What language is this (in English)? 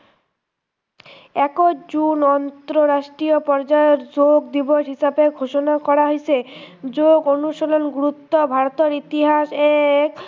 Assamese